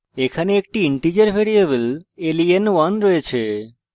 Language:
Bangla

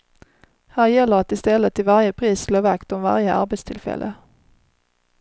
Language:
Swedish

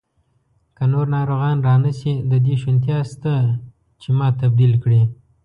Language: Pashto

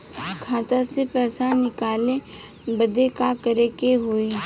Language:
Bhojpuri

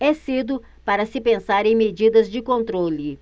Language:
Portuguese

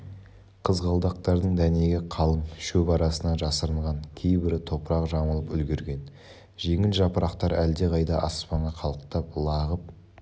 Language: Kazakh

